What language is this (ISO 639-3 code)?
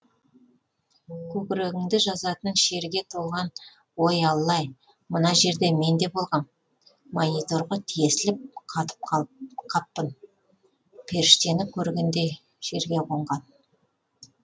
kaz